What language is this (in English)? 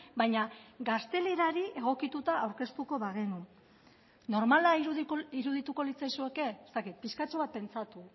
Basque